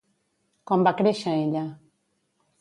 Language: Catalan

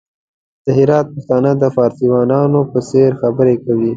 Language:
Pashto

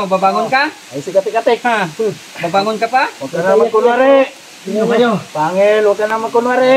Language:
Filipino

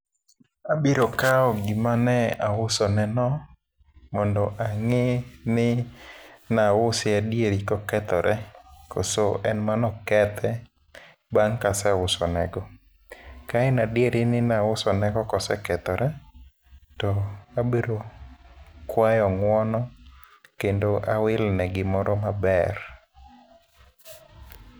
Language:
Luo (Kenya and Tanzania)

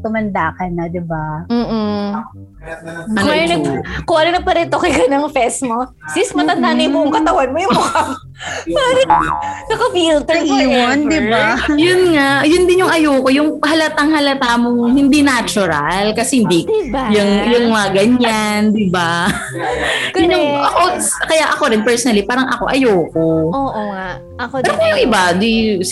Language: Filipino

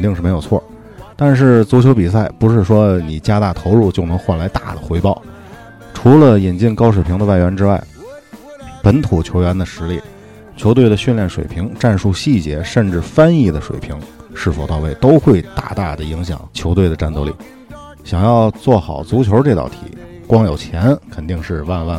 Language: Chinese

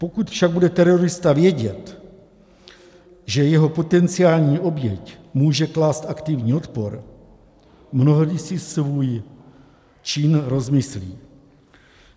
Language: Czech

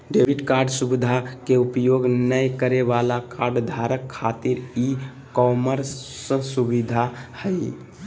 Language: Magahi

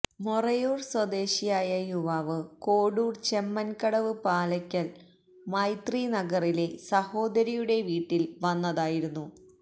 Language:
Malayalam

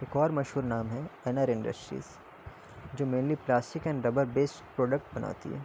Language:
Urdu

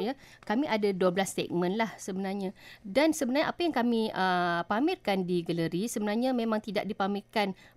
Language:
Malay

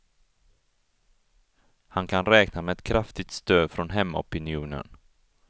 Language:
Swedish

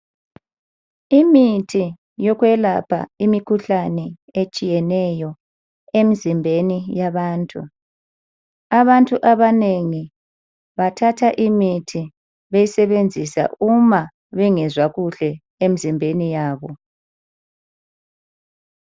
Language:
North Ndebele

